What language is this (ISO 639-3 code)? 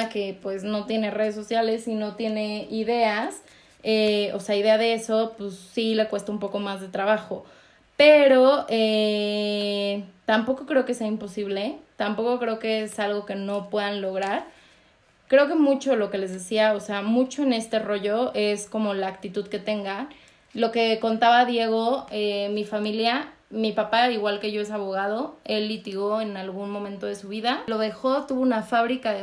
spa